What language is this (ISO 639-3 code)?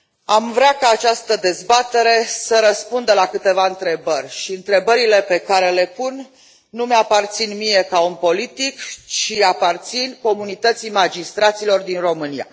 ron